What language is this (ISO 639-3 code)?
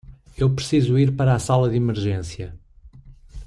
por